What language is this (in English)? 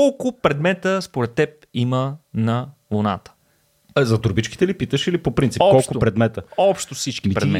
Bulgarian